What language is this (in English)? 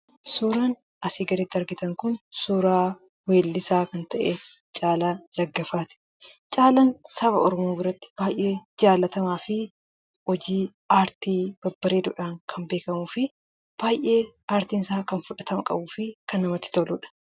Oromo